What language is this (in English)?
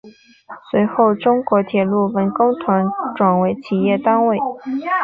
Chinese